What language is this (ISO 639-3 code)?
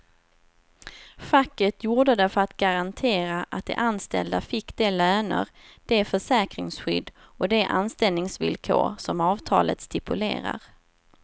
swe